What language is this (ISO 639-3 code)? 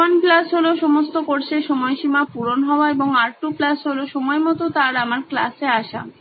ben